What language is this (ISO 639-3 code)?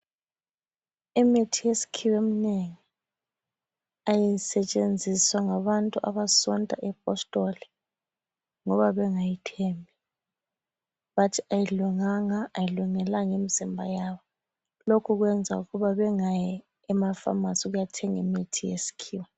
nde